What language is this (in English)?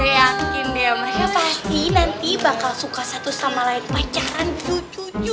Indonesian